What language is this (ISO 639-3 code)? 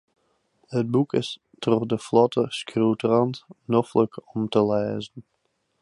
fry